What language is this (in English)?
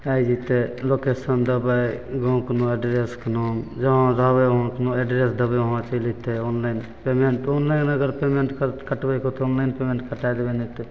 Maithili